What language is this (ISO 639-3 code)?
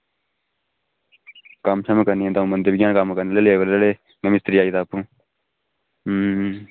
doi